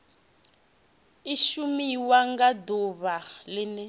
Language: Venda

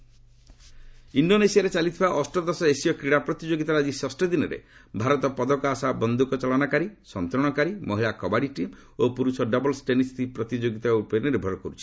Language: Odia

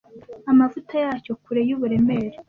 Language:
Kinyarwanda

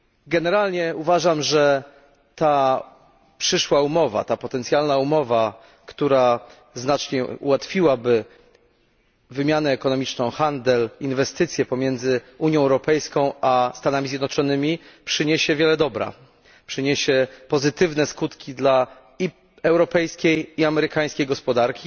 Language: Polish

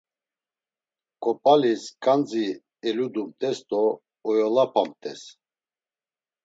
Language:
Laz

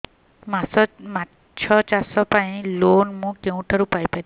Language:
Odia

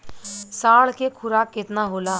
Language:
Bhojpuri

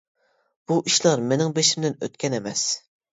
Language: Uyghur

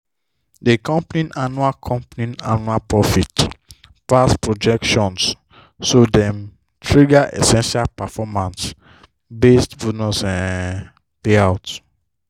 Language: Nigerian Pidgin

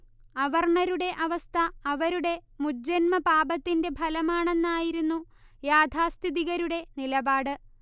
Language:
Malayalam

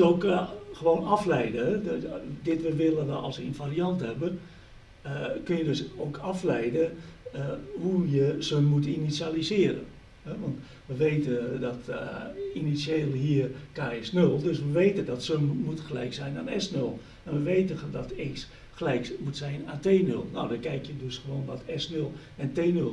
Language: Dutch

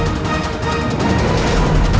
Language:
Indonesian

